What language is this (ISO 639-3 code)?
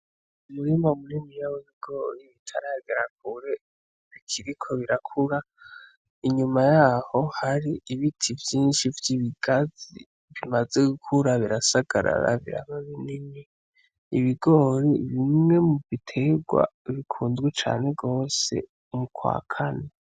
run